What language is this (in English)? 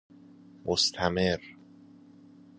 Persian